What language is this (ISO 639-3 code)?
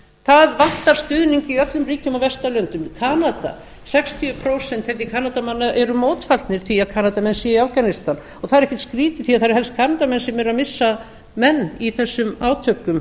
isl